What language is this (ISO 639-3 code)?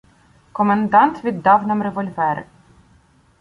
ukr